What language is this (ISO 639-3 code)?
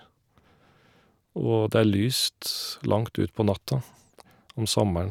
nor